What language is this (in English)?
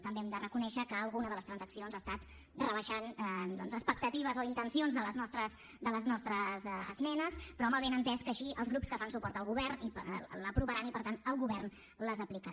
Catalan